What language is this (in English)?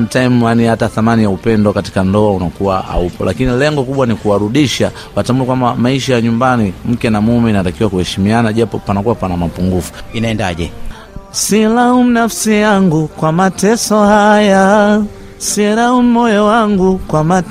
Swahili